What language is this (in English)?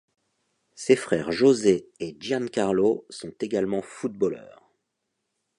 French